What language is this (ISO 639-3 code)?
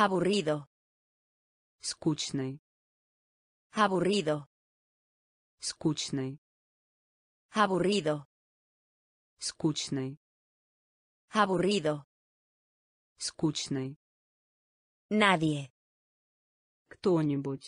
rus